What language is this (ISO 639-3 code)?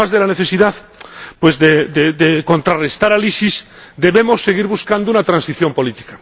spa